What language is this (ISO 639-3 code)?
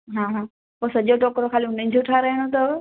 snd